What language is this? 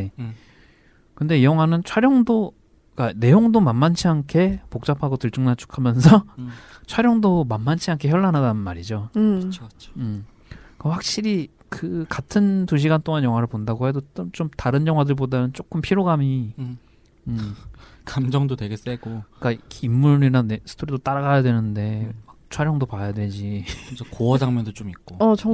Korean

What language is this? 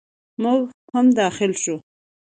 Pashto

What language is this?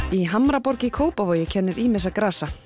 Icelandic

